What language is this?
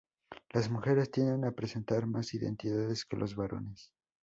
Spanish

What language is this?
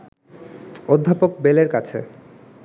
Bangla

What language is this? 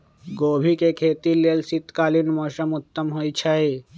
Magahi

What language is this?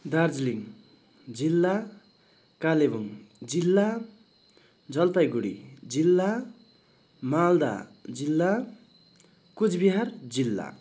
Nepali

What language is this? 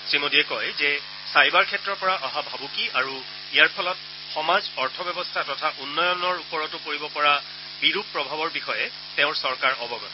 Assamese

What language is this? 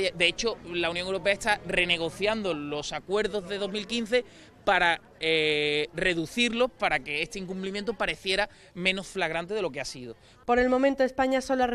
Spanish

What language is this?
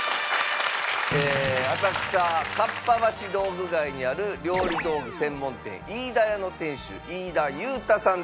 Japanese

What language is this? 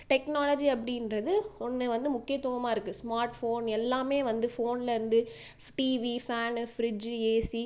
Tamil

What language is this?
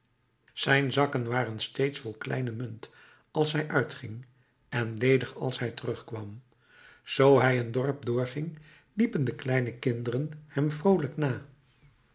Dutch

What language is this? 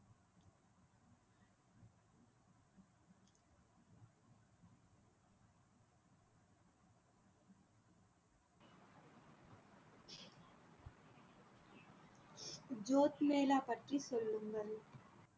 Tamil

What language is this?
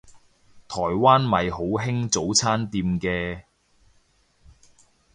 Cantonese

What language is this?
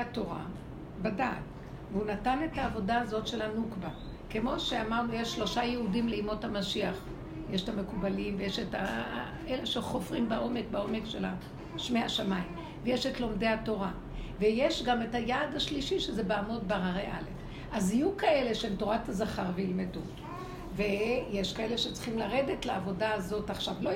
Hebrew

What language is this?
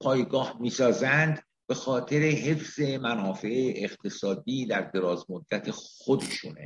Persian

